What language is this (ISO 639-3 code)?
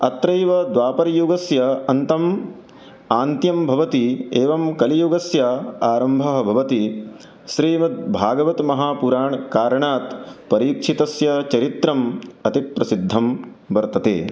san